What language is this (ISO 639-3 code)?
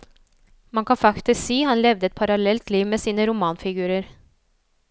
nor